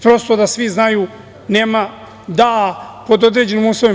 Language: Serbian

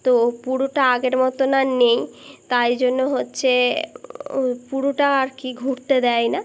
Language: Bangla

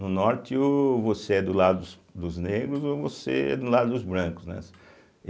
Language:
Portuguese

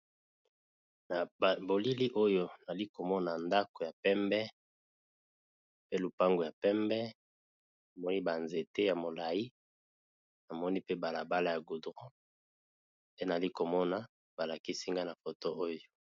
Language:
Lingala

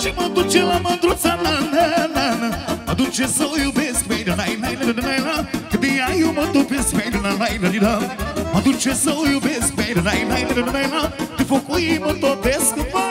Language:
Romanian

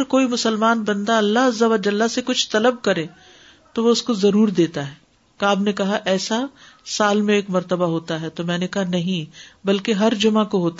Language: Urdu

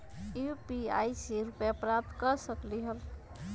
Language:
Magahi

